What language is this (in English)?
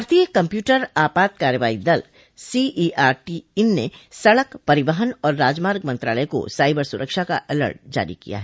Hindi